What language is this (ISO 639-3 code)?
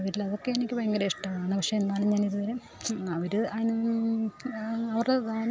mal